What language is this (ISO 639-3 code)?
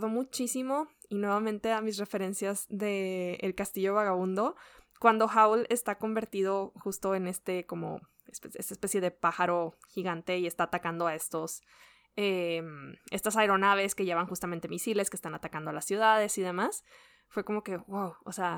spa